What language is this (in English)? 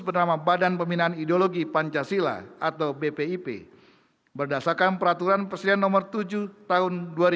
Indonesian